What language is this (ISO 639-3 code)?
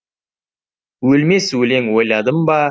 kaz